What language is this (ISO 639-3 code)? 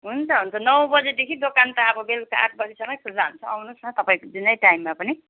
nep